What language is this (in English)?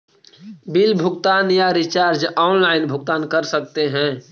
Magahi